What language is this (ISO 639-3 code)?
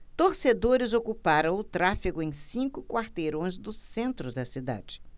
por